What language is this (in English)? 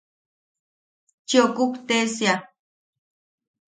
Yaqui